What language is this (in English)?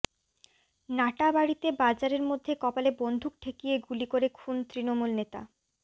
Bangla